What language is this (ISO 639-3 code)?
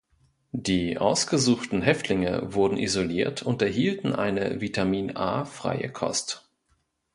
deu